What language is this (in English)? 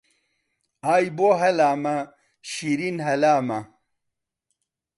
Central Kurdish